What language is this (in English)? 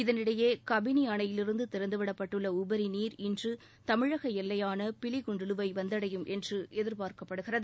Tamil